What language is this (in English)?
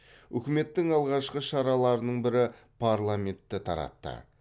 Kazakh